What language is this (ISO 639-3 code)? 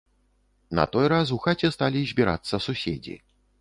bel